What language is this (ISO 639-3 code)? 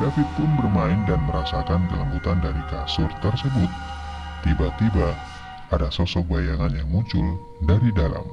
ind